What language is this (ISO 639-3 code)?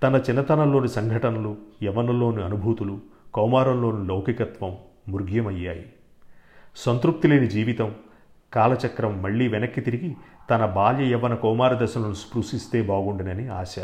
tel